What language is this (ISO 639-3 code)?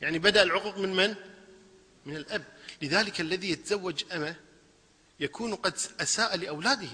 ara